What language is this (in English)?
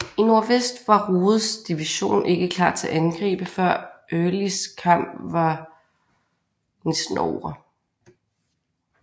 Danish